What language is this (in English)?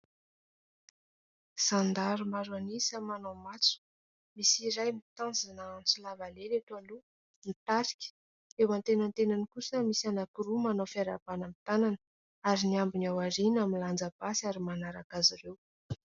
Malagasy